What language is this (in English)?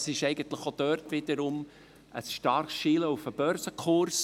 Swiss German